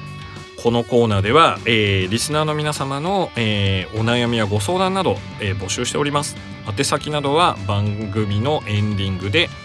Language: Japanese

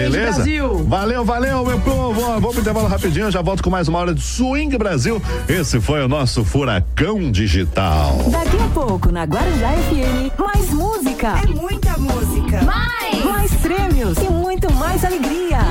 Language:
Portuguese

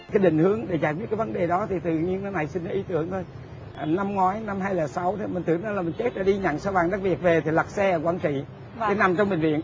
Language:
Vietnamese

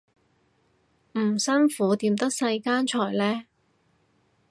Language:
Cantonese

